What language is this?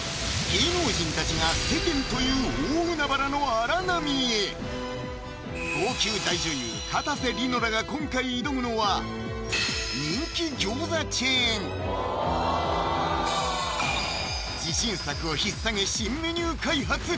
Japanese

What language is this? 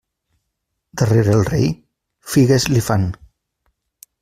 Catalan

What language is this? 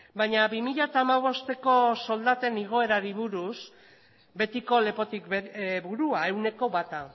Basque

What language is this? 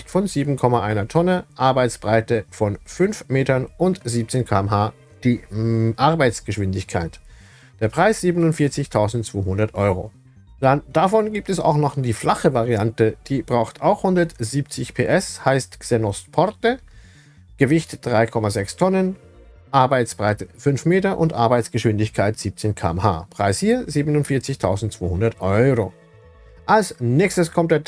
German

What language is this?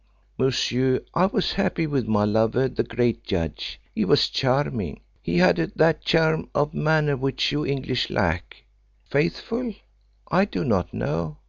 English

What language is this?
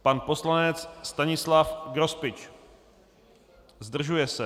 Czech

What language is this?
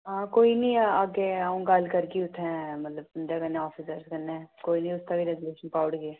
Dogri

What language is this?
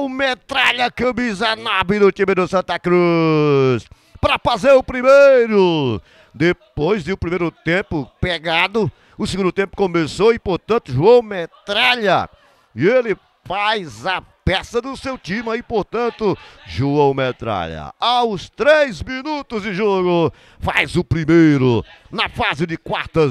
Portuguese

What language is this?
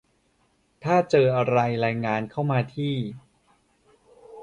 Thai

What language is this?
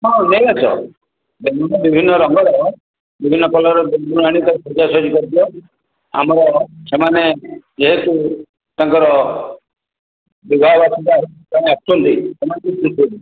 Odia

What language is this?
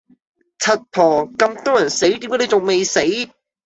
Cantonese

